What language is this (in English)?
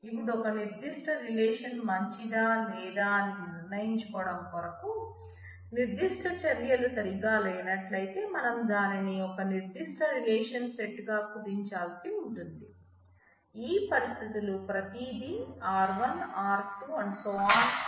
Telugu